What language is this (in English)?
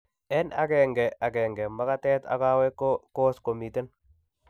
Kalenjin